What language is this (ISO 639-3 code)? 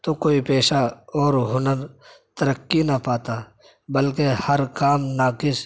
urd